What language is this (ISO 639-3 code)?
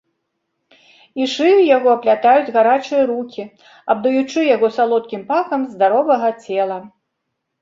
bel